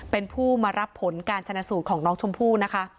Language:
Thai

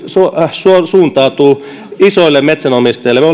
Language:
Finnish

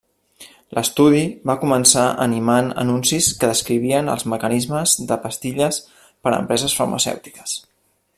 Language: Catalan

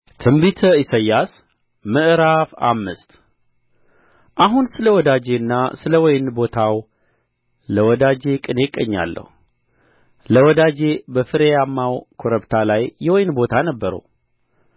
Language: Amharic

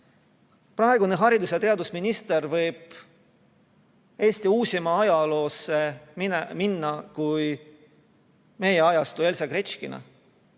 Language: Estonian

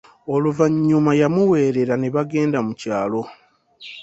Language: Ganda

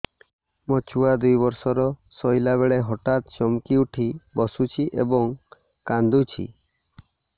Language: Odia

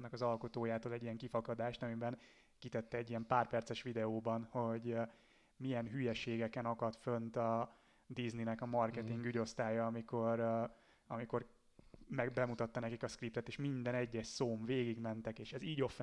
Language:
Hungarian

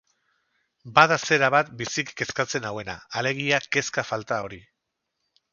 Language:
Basque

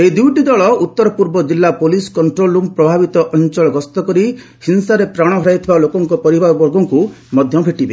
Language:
Odia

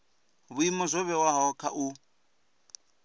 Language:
Venda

